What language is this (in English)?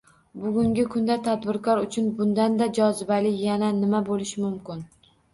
Uzbek